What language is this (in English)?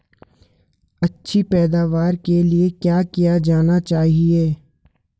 Hindi